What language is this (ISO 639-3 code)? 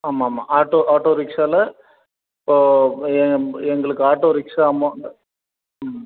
tam